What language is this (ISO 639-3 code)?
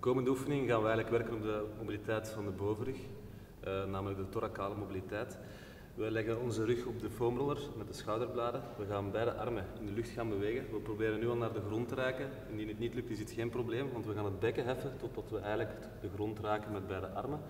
nld